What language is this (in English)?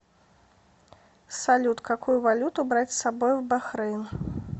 Russian